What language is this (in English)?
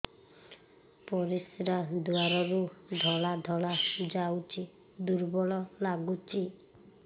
Odia